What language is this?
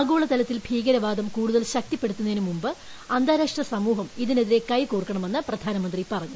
Malayalam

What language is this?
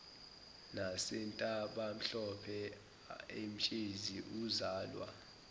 Zulu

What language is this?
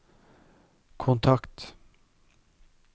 Norwegian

